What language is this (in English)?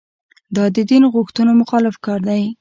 Pashto